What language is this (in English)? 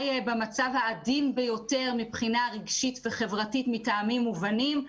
Hebrew